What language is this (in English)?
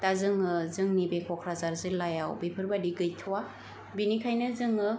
Bodo